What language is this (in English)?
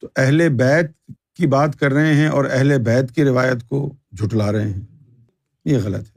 Urdu